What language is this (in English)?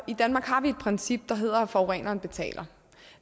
Danish